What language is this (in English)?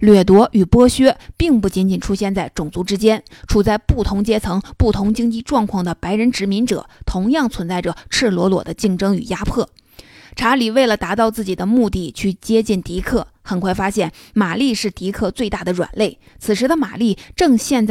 Chinese